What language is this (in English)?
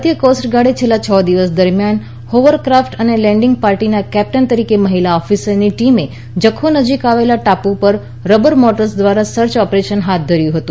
Gujarati